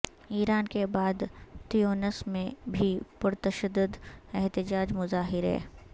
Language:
Urdu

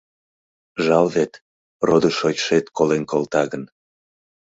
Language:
Mari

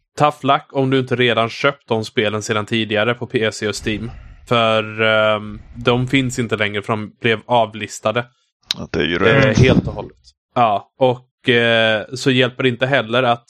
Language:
Swedish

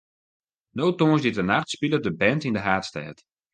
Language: Western Frisian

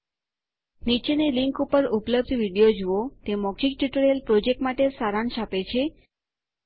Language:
Gujarati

